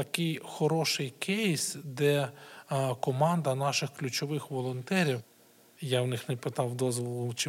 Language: Ukrainian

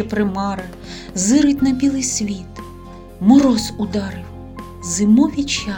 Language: Ukrainian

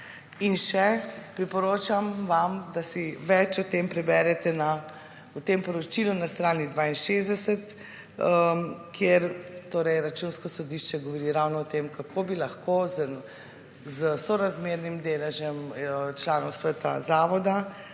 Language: Slovenian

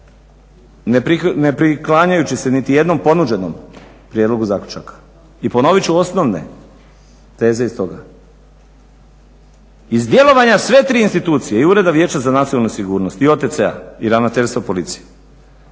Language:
Croatian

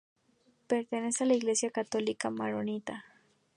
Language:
Spanish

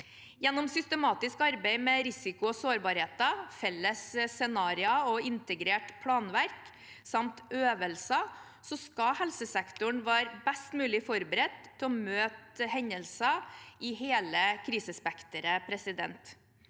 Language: Norwegian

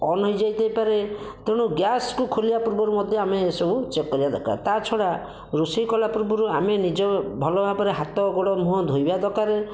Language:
Odia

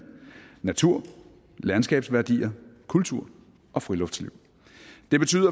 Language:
Danish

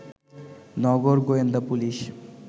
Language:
Bangla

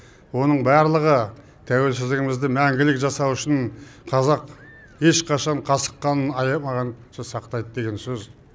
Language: Kazakh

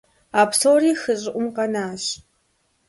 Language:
Kabardian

